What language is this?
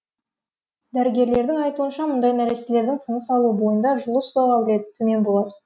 Kazakh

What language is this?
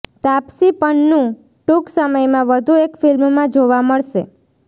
Gujarati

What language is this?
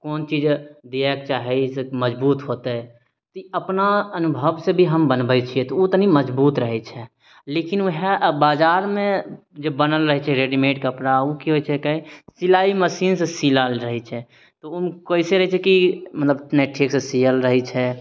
Maithili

